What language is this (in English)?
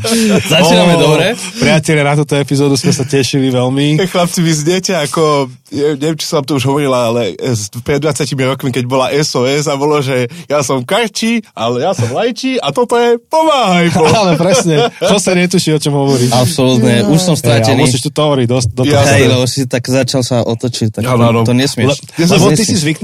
Slovak